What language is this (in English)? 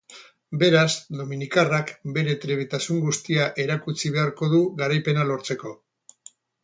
Basque